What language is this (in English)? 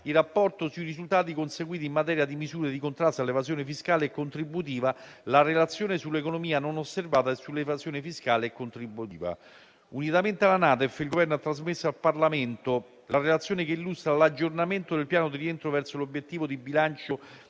Italian